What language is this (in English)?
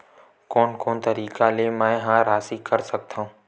Chhattisgarhi